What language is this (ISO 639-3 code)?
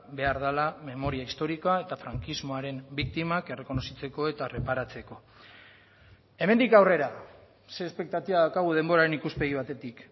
eus